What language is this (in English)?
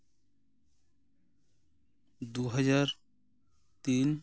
Santali